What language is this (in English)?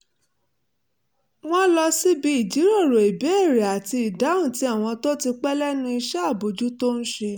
Yoruba